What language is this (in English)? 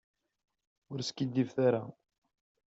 Kabyle